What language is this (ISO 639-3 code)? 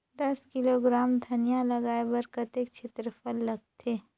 hne